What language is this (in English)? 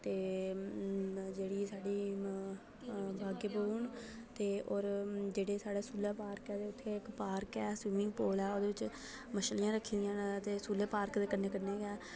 Dogri